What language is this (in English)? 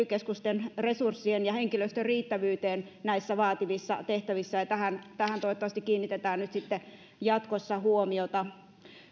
Finnish